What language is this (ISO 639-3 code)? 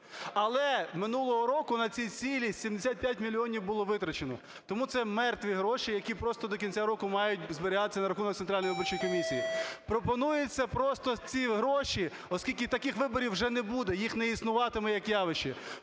ukr